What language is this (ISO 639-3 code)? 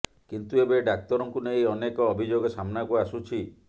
ori